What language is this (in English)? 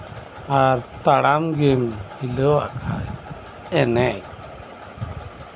Santali